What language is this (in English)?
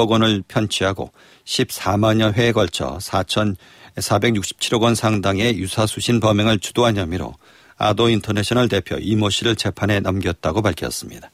Korean